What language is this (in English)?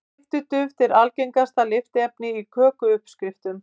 Icelandic